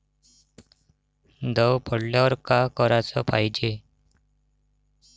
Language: Marathi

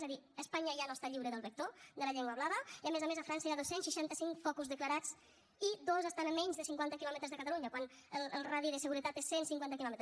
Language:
Catalan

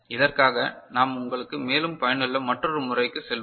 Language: Tamil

